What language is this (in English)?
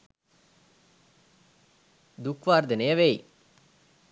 Sinhala